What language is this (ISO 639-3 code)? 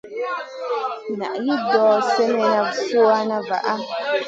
mcn